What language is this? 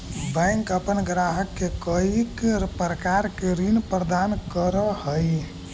Magahi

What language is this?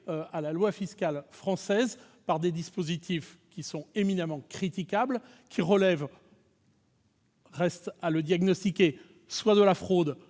French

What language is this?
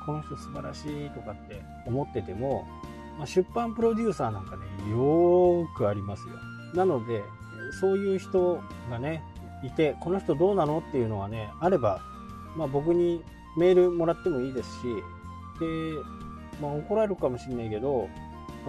Japanese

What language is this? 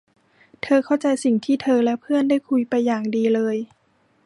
Thai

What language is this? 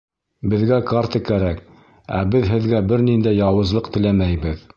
Bashkir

